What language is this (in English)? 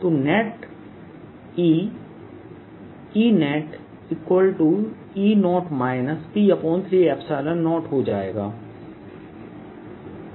Hindi